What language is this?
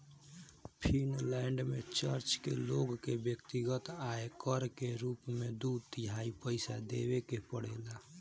Bhojpuri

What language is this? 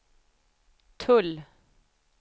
Swedish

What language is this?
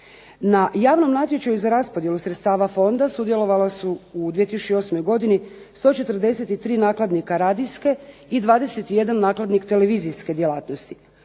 Croatian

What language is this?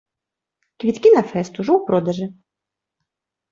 Belarusian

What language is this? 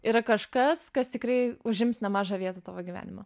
Lithuanian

